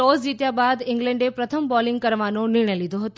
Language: Gujarati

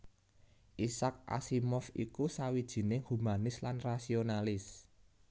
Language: Javanese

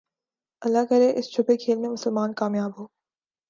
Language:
Urdu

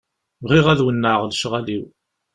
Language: Kabyle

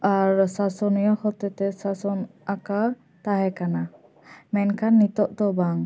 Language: Santali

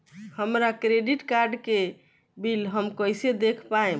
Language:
Bhojpuri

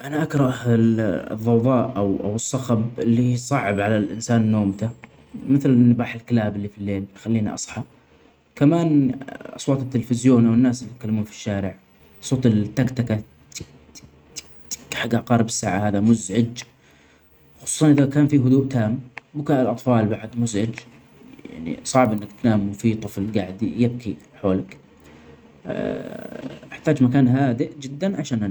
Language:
Omani Arabic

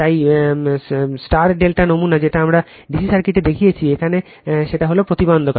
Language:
Bangla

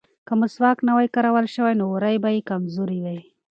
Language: Pashto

